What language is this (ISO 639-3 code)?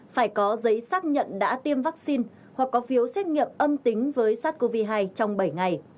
vie